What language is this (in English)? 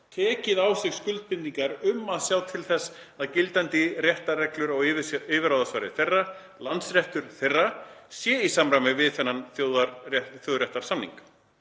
Icelandic